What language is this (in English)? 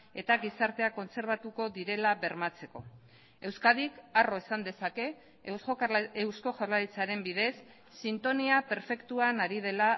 Basque